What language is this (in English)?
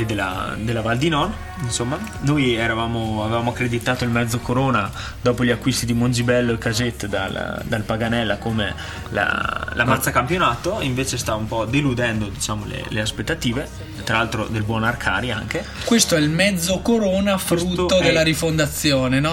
Italian